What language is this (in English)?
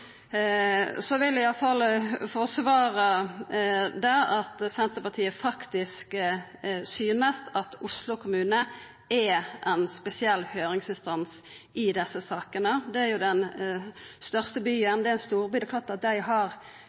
Norwegian Nynorsk